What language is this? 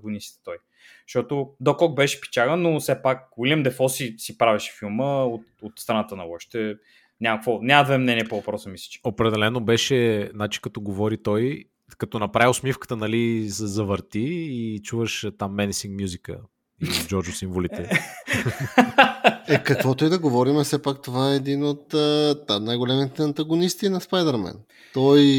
Bulgarian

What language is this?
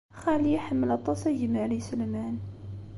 Kabyle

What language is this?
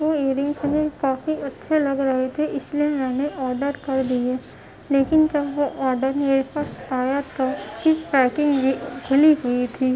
Urdu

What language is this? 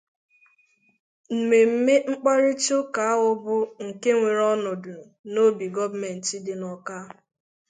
Igbo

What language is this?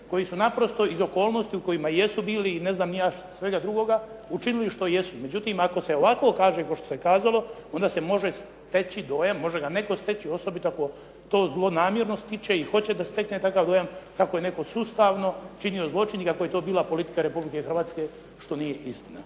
Croatian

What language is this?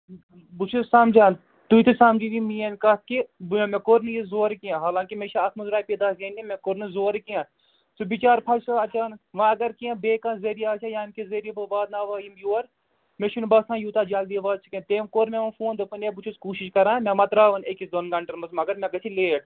Kashmiri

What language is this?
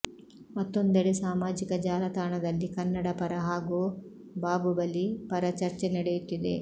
Kannada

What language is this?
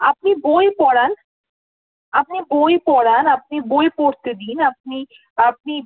Bangla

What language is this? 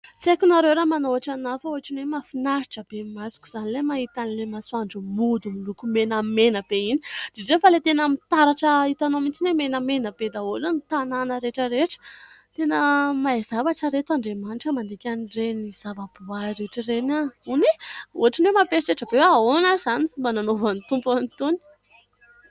Malagasy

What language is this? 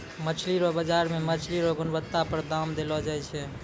Maithili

